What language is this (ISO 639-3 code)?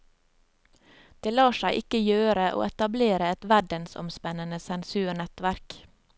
nor